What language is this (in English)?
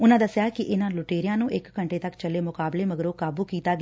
Punjabi